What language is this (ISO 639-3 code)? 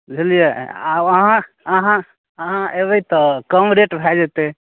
mai